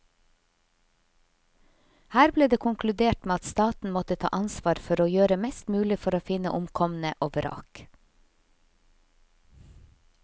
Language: Norwegian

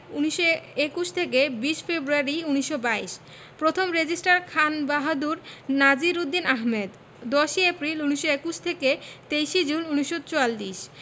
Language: Bangla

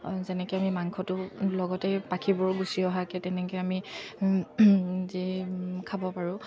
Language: Assamese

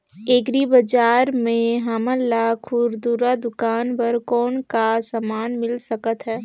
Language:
Chhattisgarhi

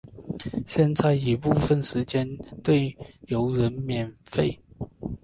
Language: Chinese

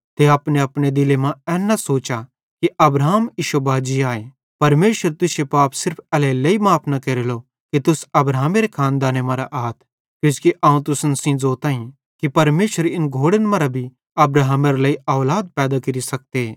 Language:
Bhadrawahi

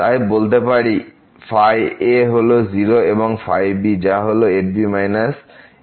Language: Bangla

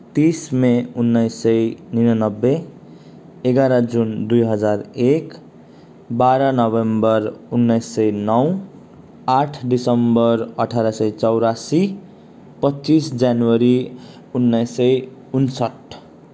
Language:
Nepali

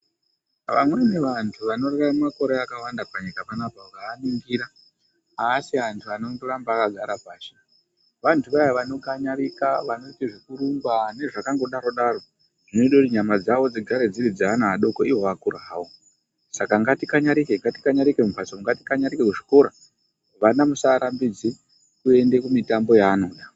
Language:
Ndau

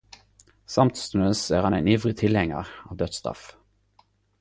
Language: Norwegian Nynorsk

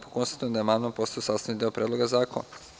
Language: Serbian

